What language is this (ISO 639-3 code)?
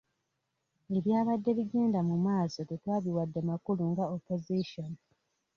lug